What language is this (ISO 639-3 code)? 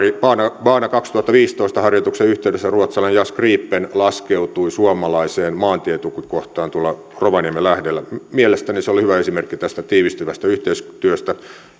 fin